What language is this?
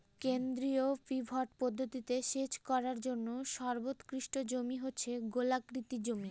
Bangla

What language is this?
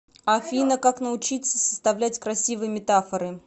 Russian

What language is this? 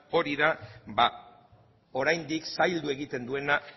Basque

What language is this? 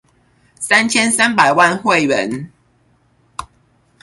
Chinese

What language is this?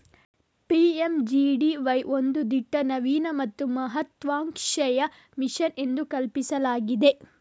Kannada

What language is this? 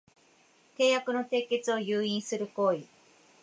Japanese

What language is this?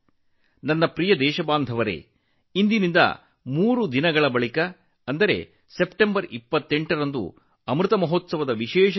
Kannada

